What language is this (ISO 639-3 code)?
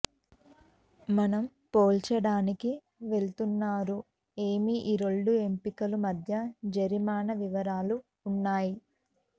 tel